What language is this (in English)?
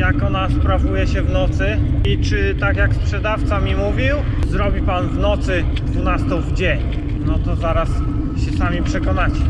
Polish